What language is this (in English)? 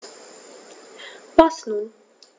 German